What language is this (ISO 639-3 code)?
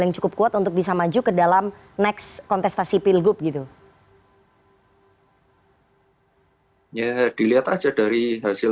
ind